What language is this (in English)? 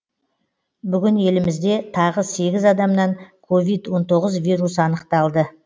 Kazakh